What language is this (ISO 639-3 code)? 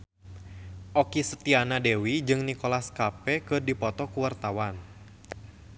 sun